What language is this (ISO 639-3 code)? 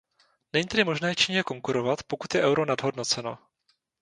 ces